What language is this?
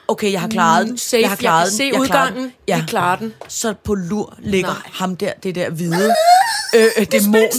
Danish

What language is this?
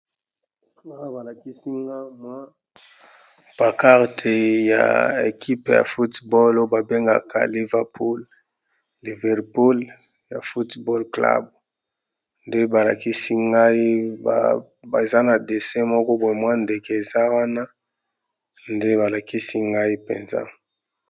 Lingala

